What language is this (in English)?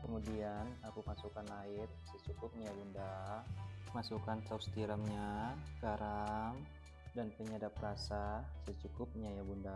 Indonesian